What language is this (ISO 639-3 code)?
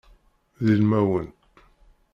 kab